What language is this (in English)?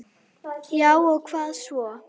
Icelandic